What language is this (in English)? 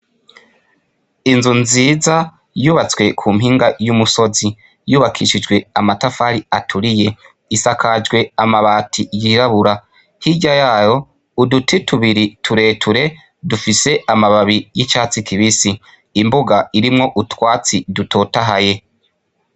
Rundi